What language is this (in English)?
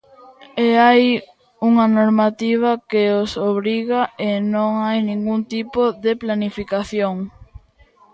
Galician